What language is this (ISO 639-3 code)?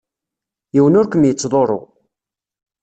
kab